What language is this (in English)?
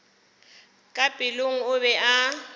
Northern Sotho